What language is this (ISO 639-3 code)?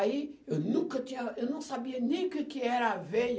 por